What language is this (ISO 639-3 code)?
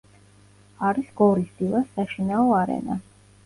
kat